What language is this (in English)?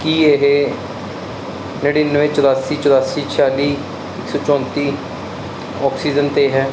Punjabi